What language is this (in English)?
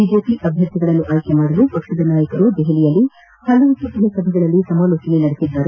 Kannada